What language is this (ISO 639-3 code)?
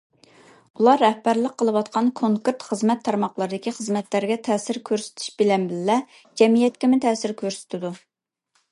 uig